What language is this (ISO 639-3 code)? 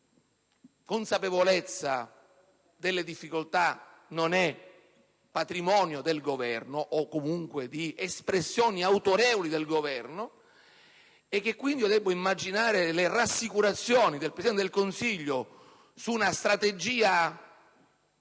ita